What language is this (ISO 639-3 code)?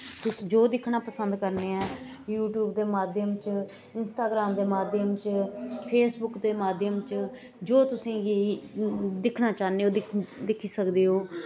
doi